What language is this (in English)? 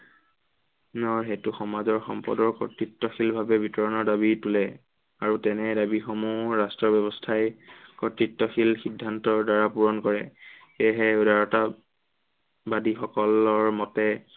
Assamese